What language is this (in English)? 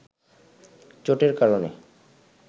Bangla